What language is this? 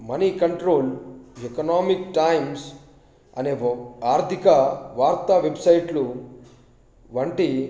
Telugu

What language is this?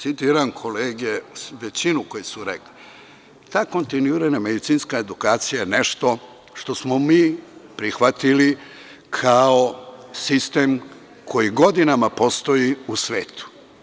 Serbian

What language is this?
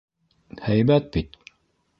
Bashkir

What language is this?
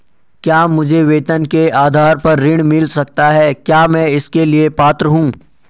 Hindi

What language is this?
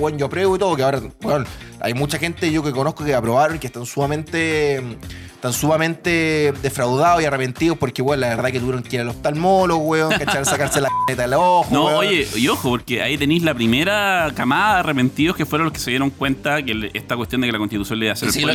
Spanish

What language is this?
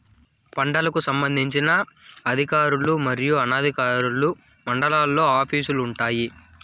Telugu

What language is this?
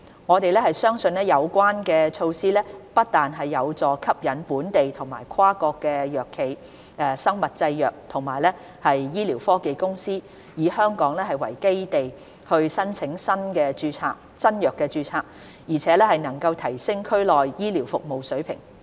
Cantonese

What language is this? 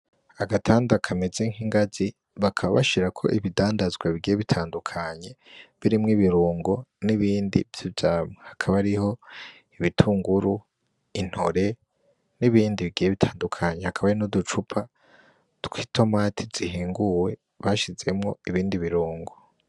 Rundi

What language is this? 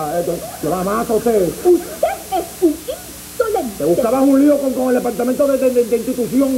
Spanish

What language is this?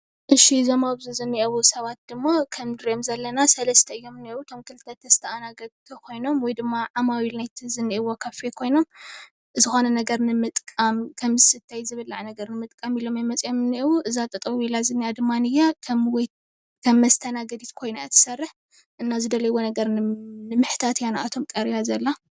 Tigrinya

